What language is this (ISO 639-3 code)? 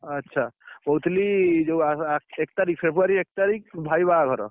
ori